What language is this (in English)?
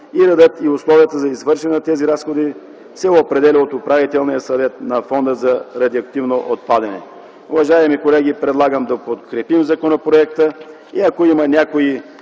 Bulgarian